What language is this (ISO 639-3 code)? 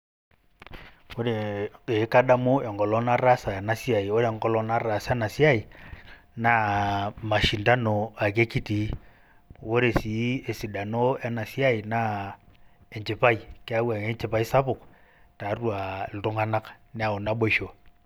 mas